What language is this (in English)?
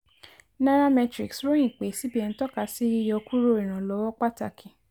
Yoruba